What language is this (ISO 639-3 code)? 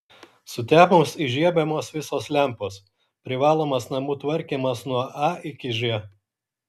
lit